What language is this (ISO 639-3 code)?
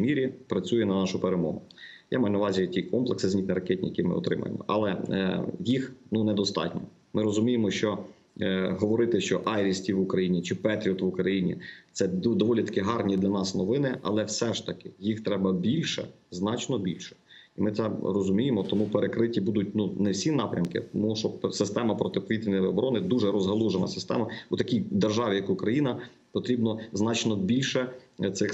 ukr